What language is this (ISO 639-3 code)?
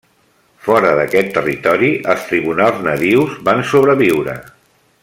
cat